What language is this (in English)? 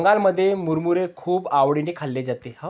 Marathi